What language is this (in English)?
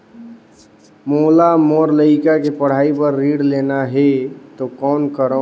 Chhattisgarhi